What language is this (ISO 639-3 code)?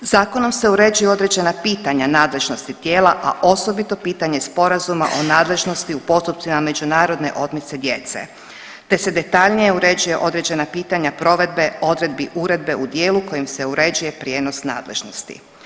hrv